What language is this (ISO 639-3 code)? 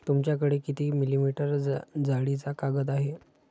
mar